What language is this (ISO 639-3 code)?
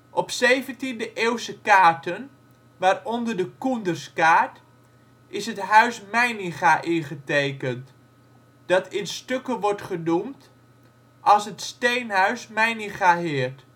nld